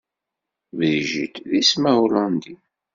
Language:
Kabyle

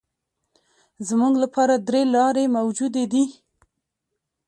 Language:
Pashto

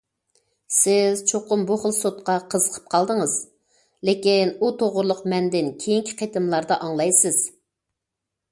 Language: Uyghur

